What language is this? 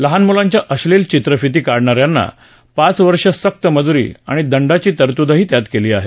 Marathi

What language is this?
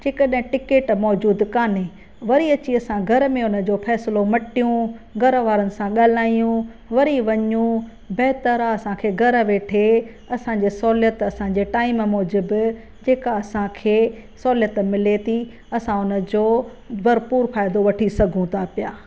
Sindhi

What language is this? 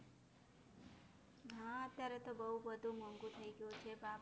Gujarati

